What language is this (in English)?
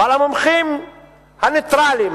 Hebrew